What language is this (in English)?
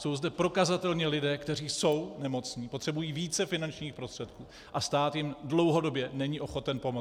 Czech